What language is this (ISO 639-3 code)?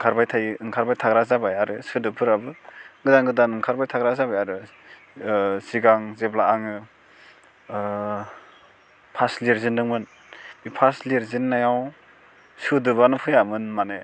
brx